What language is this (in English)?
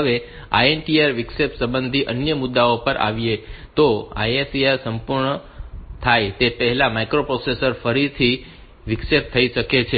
Gujarati